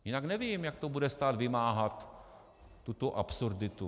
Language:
Czech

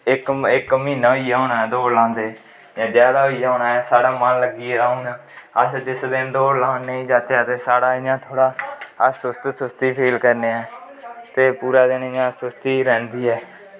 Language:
Dogri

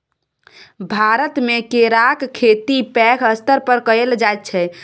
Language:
Maithili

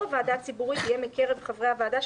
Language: Hebrew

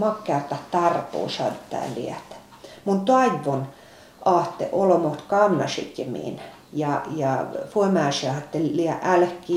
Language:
Finnish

